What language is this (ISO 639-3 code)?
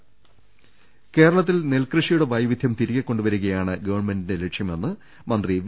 mal